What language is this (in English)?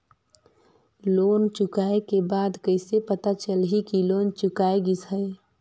Chhattisgarhi